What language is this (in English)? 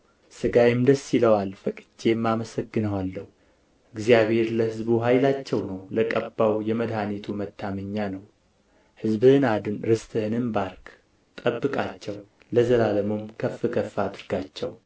Amharic